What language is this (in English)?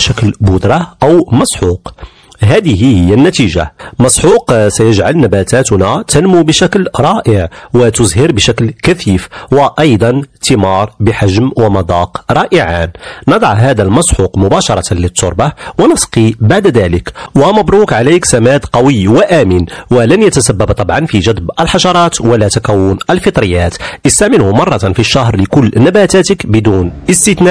Arabic